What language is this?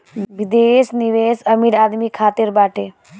Bhojpuri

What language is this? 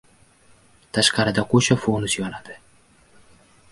Uzbek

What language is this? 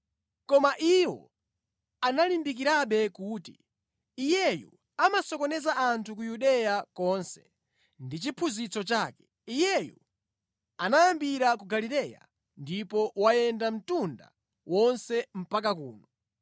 Nyanja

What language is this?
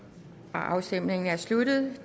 Danish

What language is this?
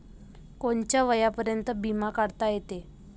Marathi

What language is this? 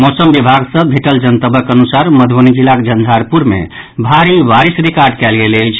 Maithili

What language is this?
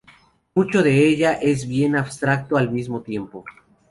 Spanish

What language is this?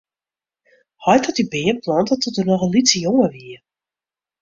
Western Frisian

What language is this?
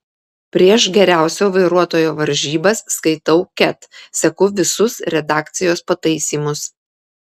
Lithuanian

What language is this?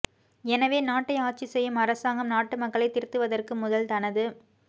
Tamil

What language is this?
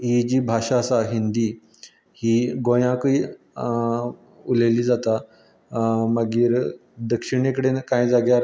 Konkani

